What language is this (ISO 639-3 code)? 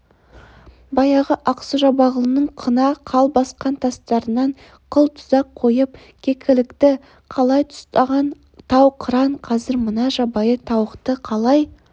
kaz